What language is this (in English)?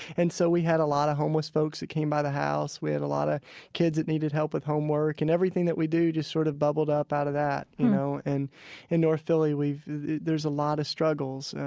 English